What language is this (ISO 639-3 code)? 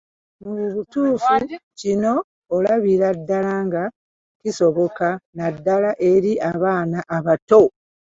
lug